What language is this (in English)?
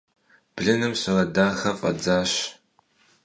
Kabardian